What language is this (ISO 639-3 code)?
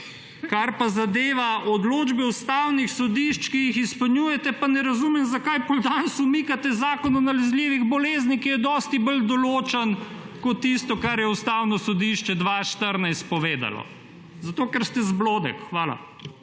slv